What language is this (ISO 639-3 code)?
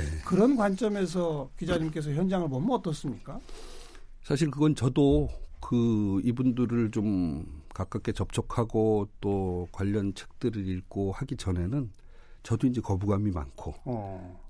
kor